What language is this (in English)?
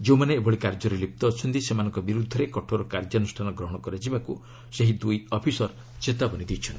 Odia